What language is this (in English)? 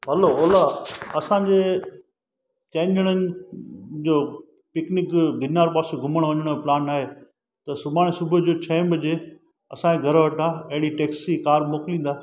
Sindhi